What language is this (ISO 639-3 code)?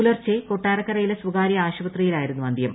mal